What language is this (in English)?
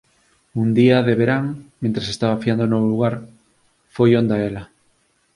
Galician